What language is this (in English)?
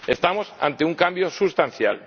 Spanish